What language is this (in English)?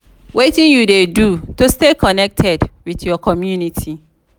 Nigerian Pidgin